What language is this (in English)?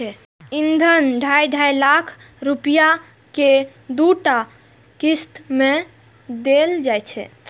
Maithili